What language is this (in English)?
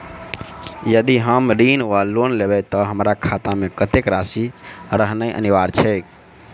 Maithili